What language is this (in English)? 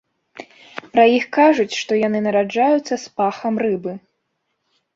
Belarusian